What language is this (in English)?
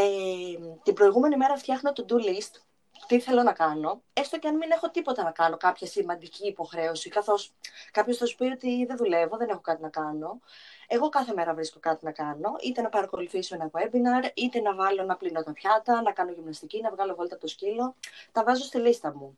Greek